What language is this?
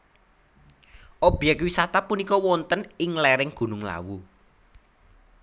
Javanese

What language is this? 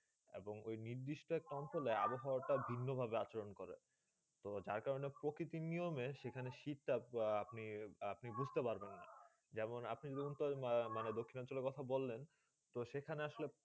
Bangla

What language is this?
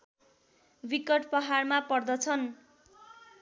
Nepali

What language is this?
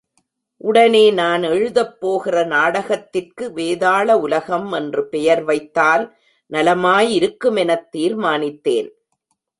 Tamil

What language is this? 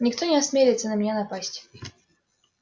Russian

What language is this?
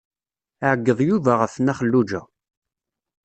Kabyle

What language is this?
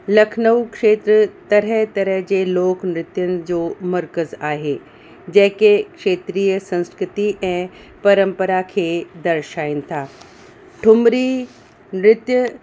Sindhi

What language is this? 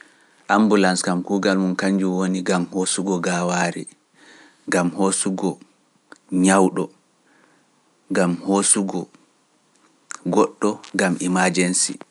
Pular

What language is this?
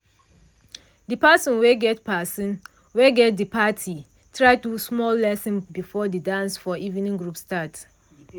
Nigerian Pidgin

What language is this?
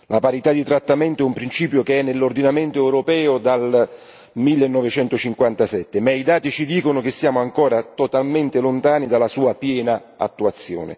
Italian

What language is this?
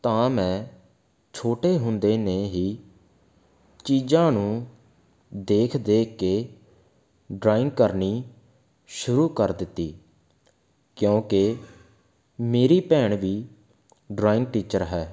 Punjabi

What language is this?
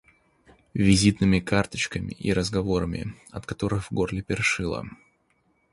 Russian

